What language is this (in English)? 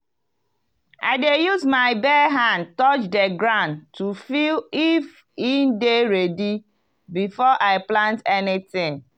Nigerian Pidgin